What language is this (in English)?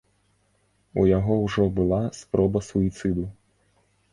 Belarusian